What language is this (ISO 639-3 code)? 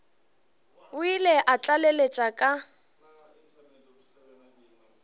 nso